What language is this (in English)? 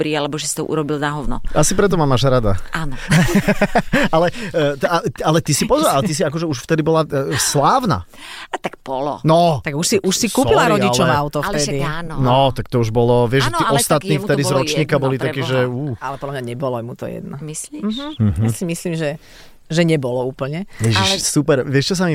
Slovak